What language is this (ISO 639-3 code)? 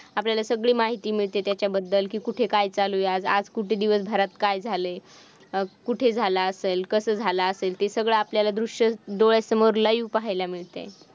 mar